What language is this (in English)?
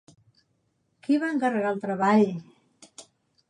Catalan